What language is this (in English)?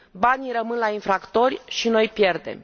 Romanian